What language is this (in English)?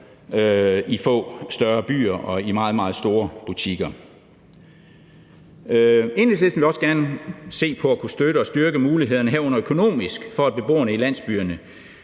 Danish